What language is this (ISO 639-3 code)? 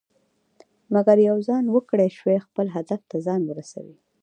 pus